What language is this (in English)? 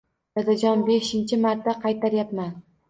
Uzbek